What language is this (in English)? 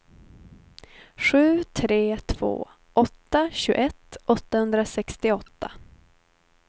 Swedish